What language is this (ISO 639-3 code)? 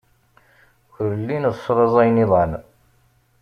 kab